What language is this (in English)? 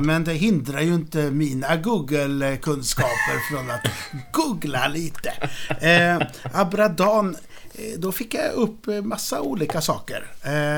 Swedish